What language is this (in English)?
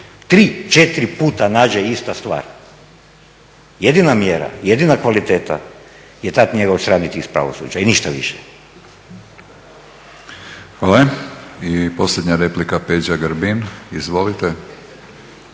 Croatian